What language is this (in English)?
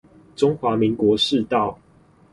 Chinese